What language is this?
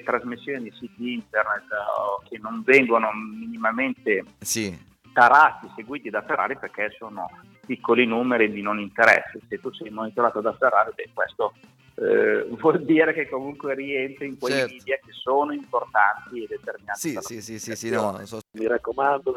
Italian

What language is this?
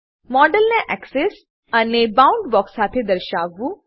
Gujarati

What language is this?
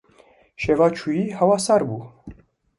Kurdish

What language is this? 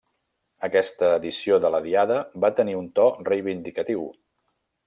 Catalan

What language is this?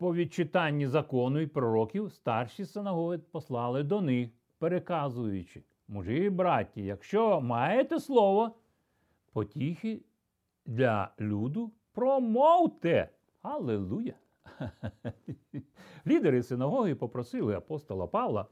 Ukrainian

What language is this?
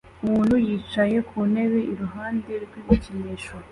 Kinyarwanda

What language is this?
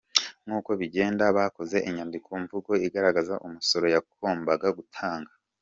Kinyarwanda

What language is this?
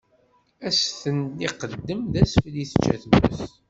Kabyle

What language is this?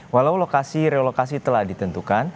Indonesian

